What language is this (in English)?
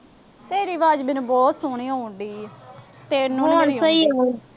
Punjabi